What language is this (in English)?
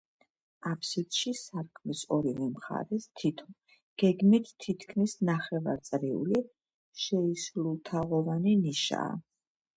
Georgian